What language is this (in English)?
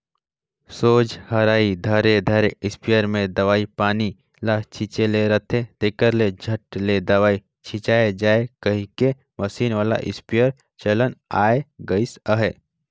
Chhattisgarhi